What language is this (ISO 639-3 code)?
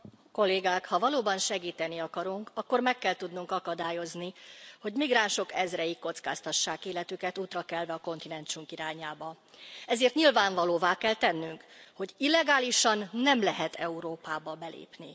hun